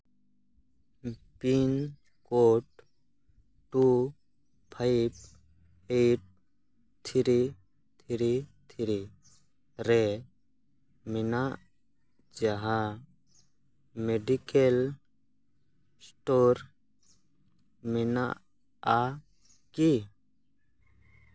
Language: Santali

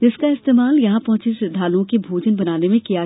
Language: Hindi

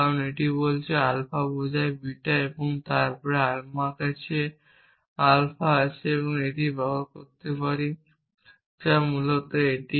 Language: Bangla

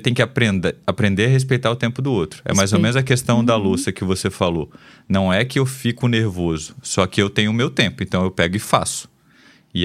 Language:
Portuguese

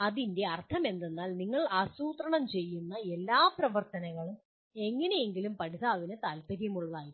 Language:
Malayalam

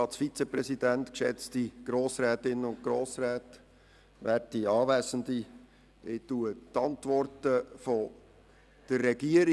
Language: Swiss German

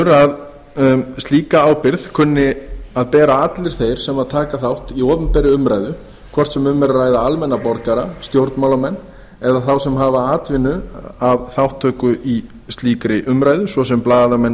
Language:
Icelandic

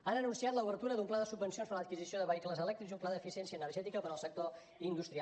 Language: Catalan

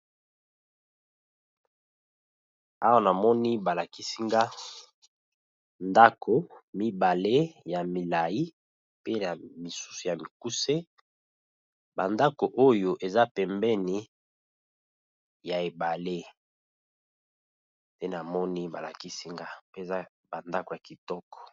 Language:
Lingala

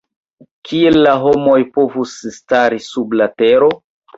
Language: Esperanto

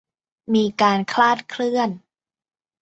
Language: Thai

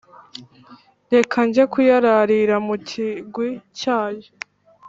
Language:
Kinyarwanda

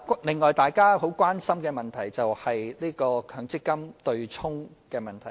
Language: Cantonese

